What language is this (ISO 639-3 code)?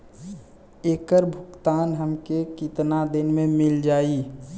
bho